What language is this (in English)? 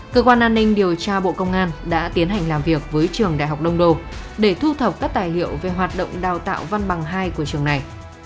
Vietnamese